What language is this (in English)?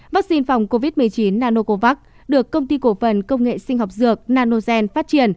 Vietnamese